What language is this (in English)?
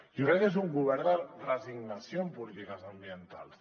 Catalan